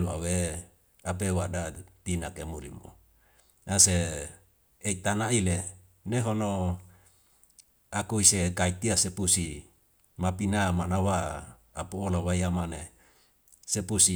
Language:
Wemale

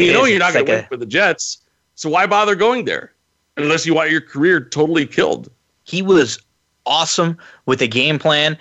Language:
English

